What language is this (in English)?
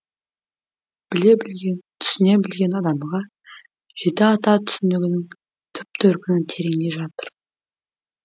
Kazakh